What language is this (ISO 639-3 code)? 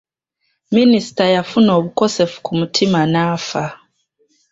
lug